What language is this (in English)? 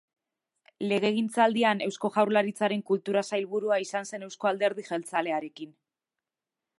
Basque